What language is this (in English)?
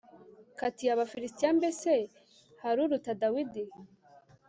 Kinyarwanda